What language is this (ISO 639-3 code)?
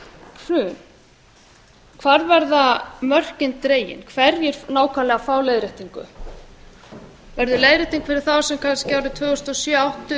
isl